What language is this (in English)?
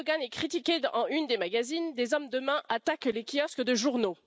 French